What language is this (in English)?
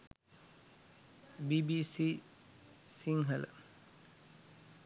Sinhala